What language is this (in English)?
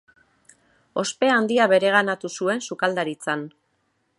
Basque